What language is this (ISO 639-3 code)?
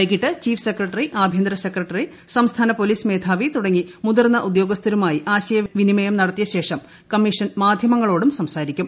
mal